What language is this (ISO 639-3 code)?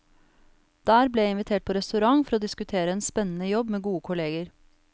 nor